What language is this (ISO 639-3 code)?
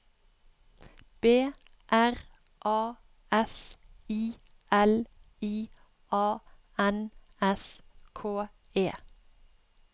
nor